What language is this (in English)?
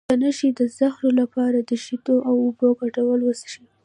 Pashto